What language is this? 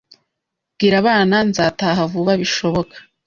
Kinyarwanda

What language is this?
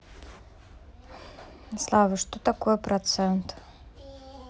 Russian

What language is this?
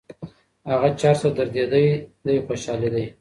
Pashto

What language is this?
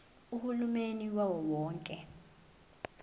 Zulu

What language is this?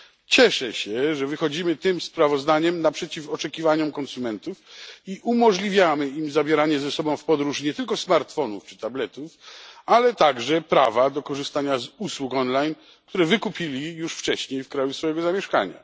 Polish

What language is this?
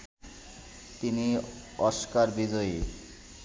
Bangla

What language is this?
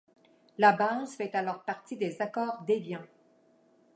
French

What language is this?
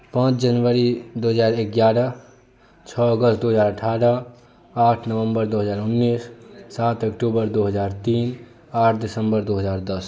Maithili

